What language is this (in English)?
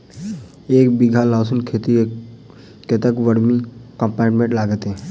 Maithili